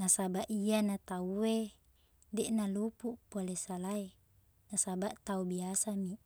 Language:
Buginese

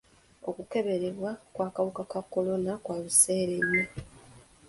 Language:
Ganda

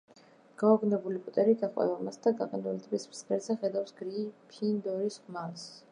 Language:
Georgian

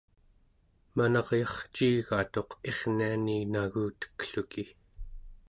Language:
Central Yupik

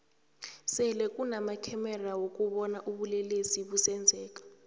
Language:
South Ndebele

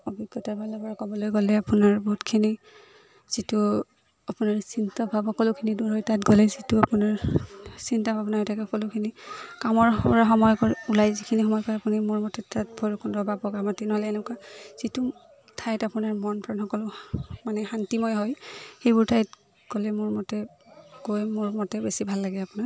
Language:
Assamese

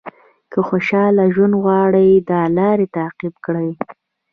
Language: Pashto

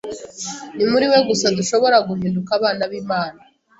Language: Kinyarwanda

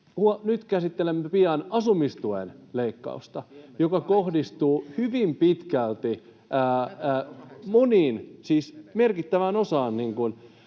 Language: Finnish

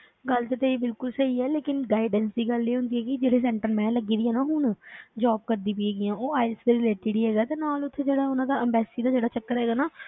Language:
Punjabi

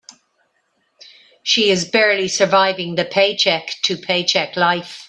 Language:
English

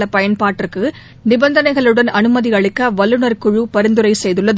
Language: Tamil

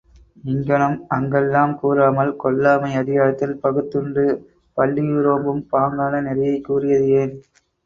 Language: Tamil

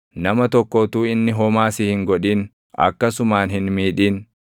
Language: Oromo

